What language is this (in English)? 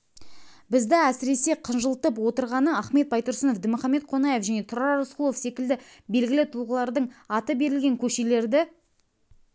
Kazakh